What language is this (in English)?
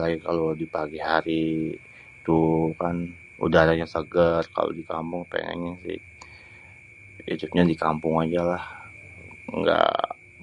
Betawi